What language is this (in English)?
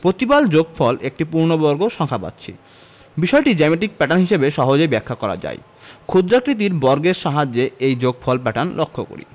Bangla